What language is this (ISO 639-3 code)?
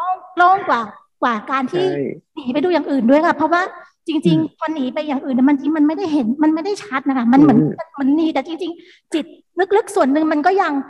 tha